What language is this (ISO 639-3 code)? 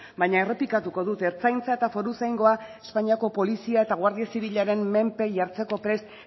eus